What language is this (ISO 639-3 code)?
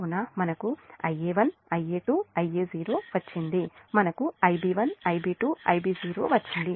tel